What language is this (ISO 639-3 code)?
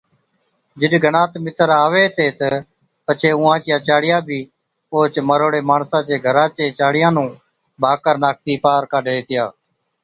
odk